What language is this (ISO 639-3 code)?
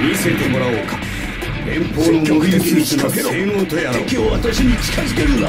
jpn